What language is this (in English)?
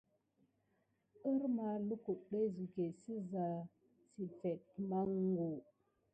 Gidar